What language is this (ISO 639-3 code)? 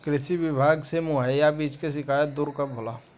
bho